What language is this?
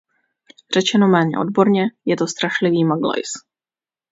Czech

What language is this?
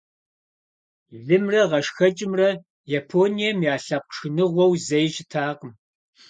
Kabardian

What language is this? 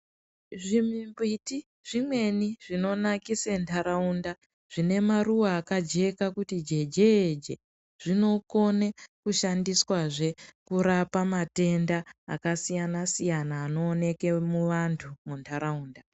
Ndau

